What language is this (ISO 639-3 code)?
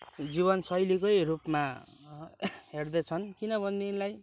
nep